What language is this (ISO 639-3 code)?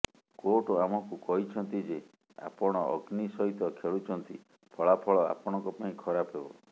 ori